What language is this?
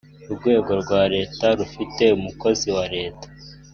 Kinyarwanda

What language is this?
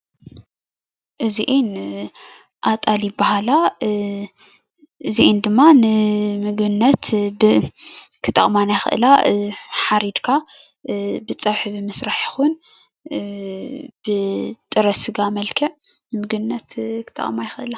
Tigrinya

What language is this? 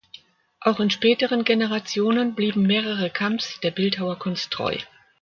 German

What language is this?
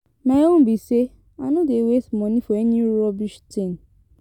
Nigerian Pidgin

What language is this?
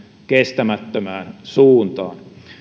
Finnish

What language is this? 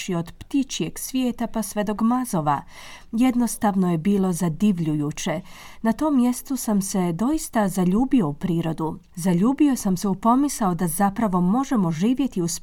Croatian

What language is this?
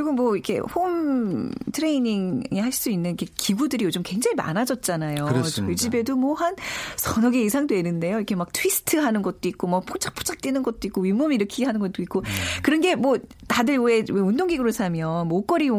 Korean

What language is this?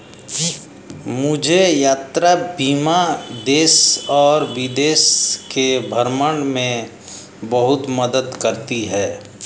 Hindi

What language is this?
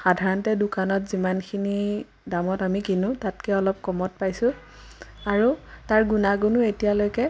Assamese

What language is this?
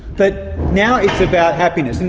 English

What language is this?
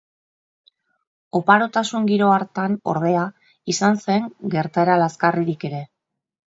Basque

